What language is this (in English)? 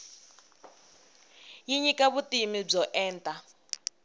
Tsonga